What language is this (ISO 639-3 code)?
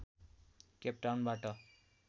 nep